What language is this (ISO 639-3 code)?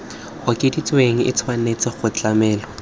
tsn